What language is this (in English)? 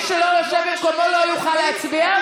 Hebrew